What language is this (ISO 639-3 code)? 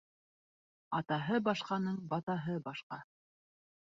bak